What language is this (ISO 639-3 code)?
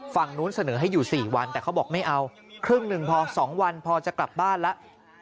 tha